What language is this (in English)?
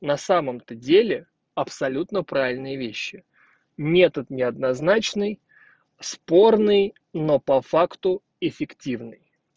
Russian